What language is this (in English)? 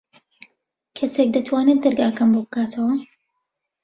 Central Kurdish